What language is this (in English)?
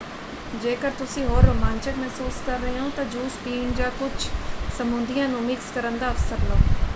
Punjabi